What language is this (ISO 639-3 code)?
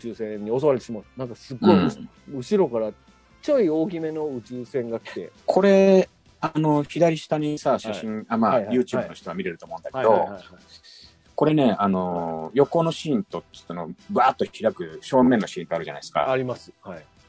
jpn